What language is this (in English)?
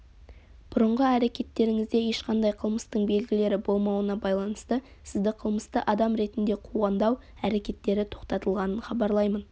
Kazakh